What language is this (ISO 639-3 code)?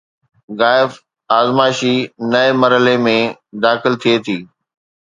snd